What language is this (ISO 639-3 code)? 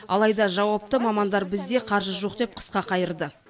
kaz